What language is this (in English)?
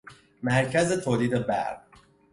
Persian